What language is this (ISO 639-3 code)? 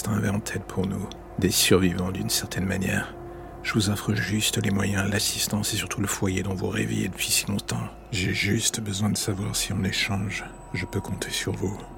fra